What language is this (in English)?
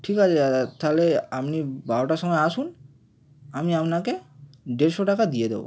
Bangla